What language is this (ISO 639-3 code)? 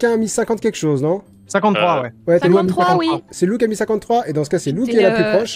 fra